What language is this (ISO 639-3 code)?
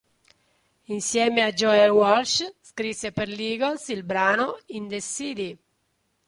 ita